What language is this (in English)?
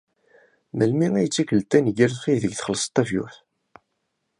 Kabyle